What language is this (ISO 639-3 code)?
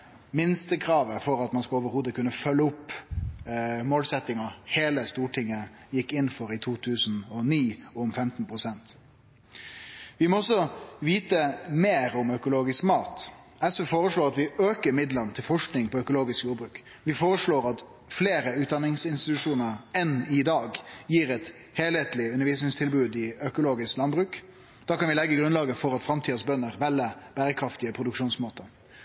nno